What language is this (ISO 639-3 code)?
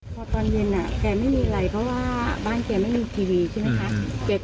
tha